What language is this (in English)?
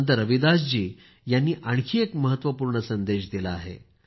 Marathi